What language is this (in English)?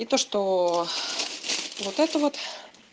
Russian